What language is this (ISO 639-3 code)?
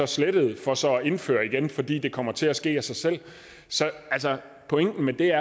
dan